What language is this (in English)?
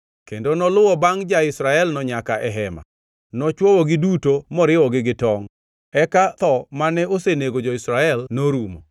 Luo (Kenya and Tanzania)